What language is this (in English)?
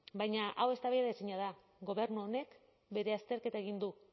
Basque